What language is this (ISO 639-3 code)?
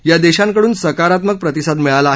mar